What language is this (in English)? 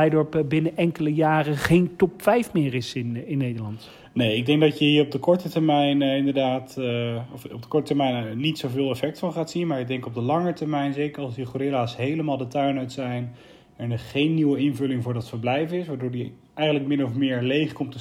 Dutch